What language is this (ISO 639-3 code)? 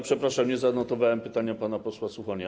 pol